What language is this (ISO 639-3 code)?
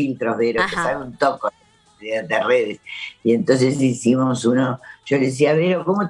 spa